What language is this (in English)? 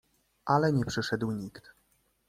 Polish